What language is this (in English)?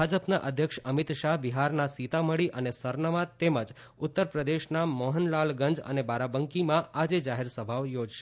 Gujarati